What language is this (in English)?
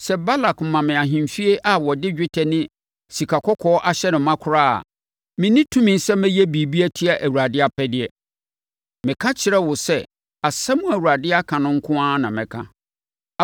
Akan